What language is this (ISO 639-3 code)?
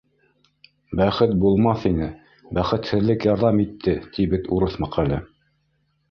bak